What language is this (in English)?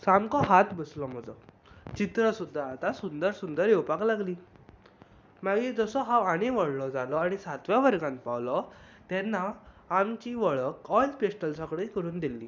Konkani